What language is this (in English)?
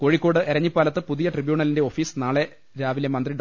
Malayalam